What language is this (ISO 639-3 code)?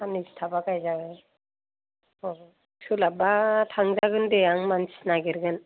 brx